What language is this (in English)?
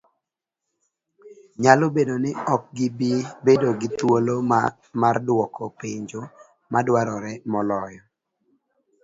Luo (Kenya and Tanzania)